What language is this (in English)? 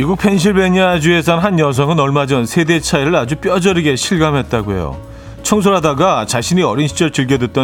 Korean